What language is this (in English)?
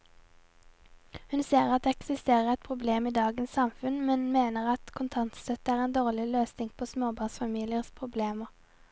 Norwegian